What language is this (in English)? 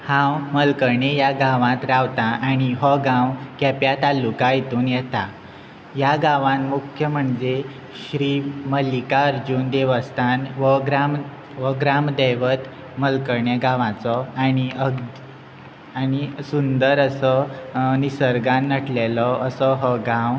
Konkani